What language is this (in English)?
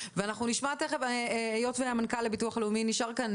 Hebrew